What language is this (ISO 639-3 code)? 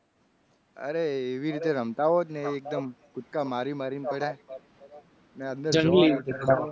guj